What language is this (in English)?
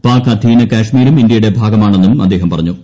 Malayalam